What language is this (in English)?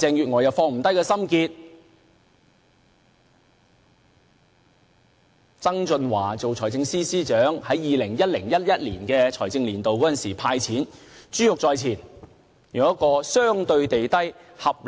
Cantonese